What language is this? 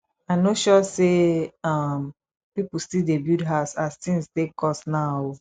Nigerian Pidgin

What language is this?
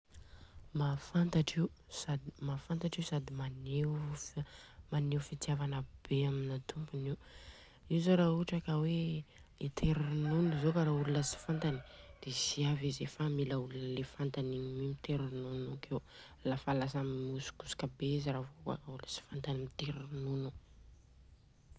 Southern Betsimisaraka Malagasy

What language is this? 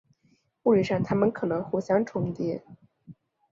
Chinese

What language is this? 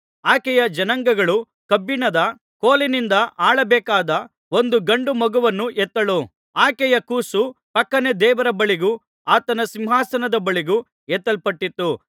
Kannada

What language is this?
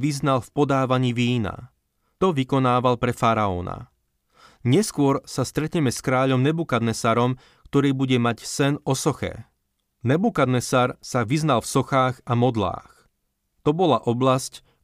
Slovak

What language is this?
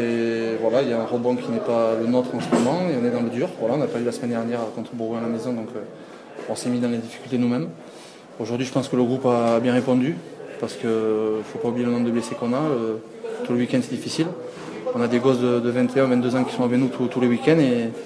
French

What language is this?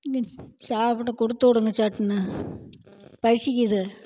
Tamil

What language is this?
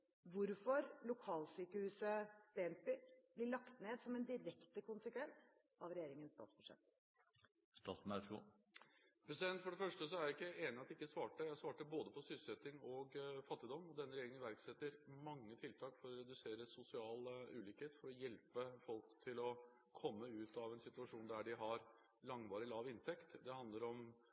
Norwegian Bokmål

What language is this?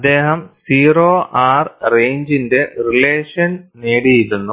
Malayalam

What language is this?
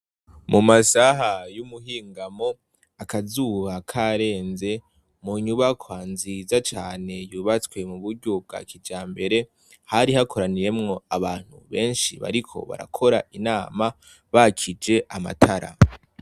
Rundi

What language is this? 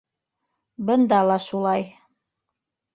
Bashkir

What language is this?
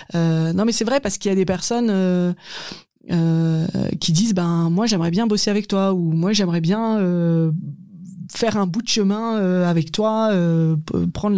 French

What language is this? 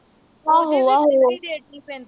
Punjabi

